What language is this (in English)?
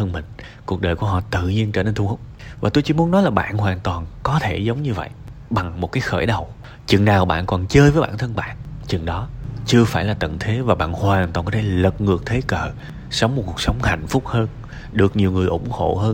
Vietnamese